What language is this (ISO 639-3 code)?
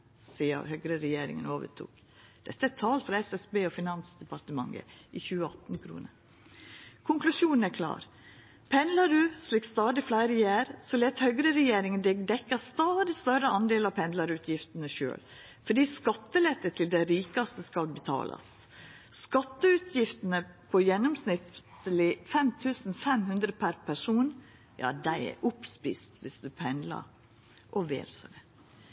nno